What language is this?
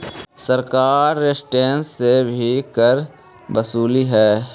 Magahi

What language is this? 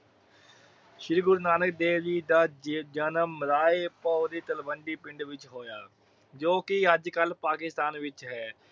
Punjabi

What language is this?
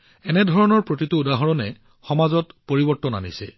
Assamese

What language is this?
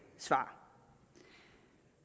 Danish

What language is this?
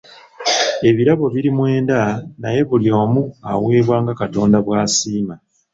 Ganda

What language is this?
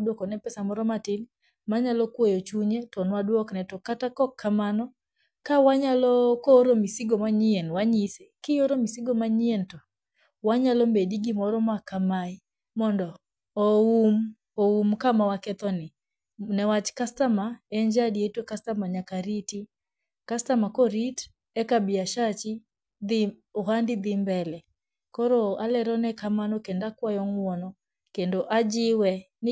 Luo (Kenya and Tanzania)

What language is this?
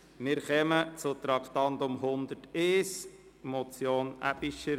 Swiss German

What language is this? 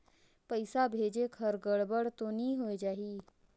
Chhattisgarhi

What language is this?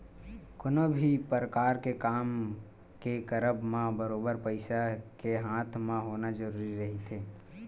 Chhattisgarhi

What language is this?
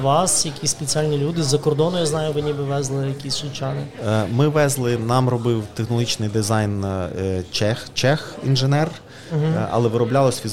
Ukrainian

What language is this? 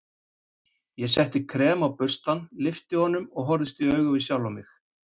Icelandic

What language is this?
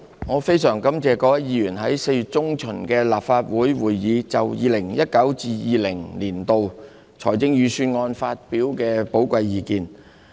Cantonese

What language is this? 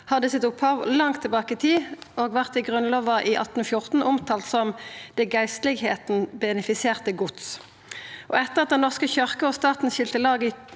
Norwegian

